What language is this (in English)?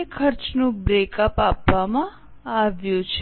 Gujarati